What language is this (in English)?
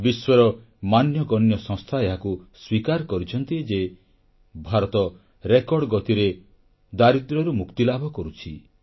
Odia